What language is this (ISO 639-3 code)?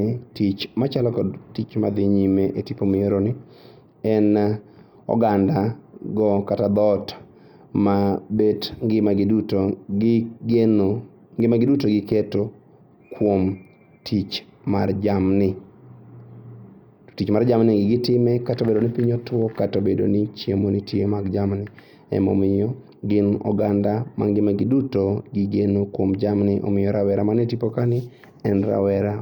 luo